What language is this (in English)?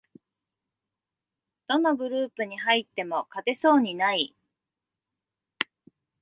Japanese